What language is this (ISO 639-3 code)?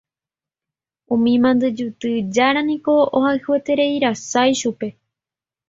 grn